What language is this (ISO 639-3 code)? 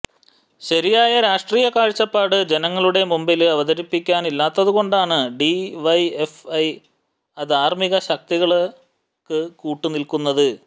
mal